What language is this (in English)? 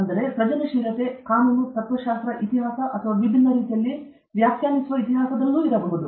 Kannada